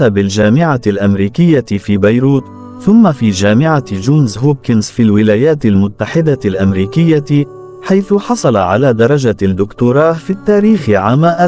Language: Arabic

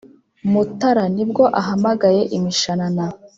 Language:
Kinyarwanda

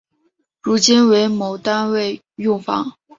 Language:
Chinese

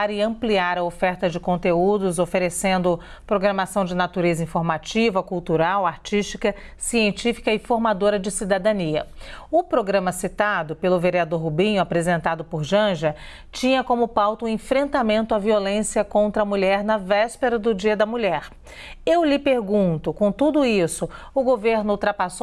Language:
Portuguese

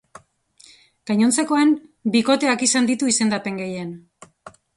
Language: Basque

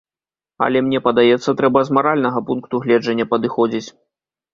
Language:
Belarusian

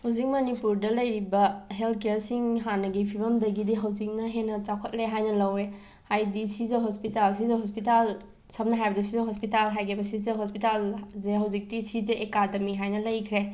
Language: Manipuri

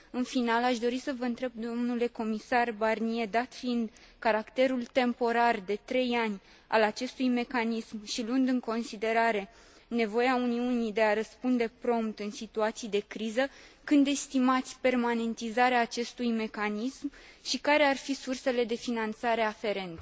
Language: Romanian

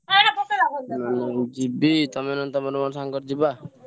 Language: Odia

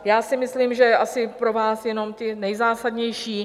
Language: Czech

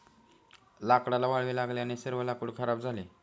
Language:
Marathi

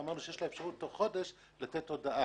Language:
Hebrew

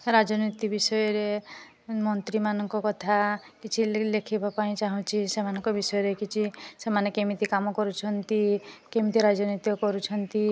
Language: Odia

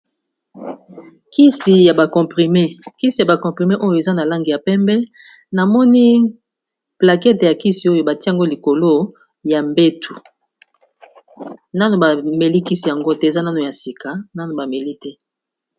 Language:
Lingala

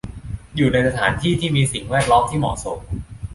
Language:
Thai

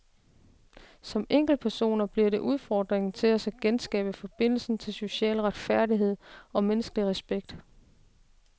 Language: Danish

